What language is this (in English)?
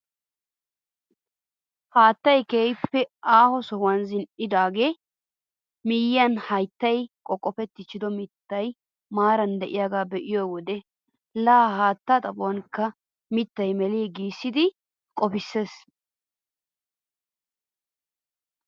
Wolaytta